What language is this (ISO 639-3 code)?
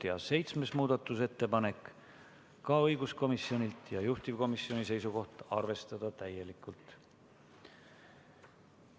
est